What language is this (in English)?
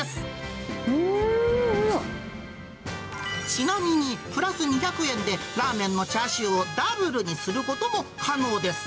Japanese